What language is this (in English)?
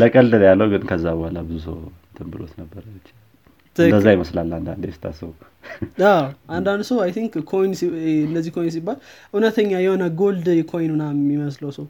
Amharic